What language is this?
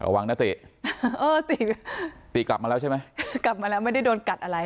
Thai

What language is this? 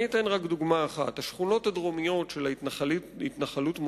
Hebrew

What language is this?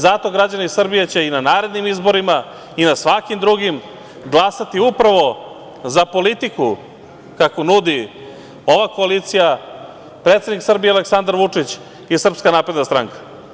Serbian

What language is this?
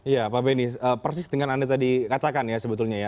Indonesian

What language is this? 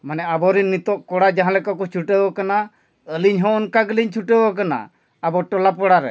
Santali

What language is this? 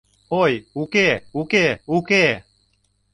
Mari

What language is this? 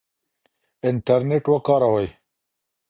Pashto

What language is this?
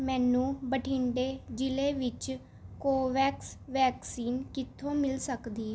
Punjabi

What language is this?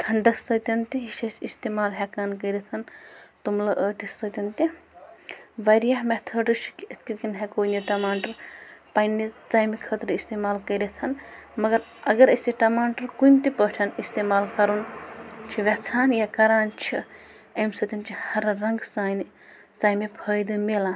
Kashmiri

